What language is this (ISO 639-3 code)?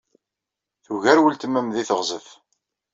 kab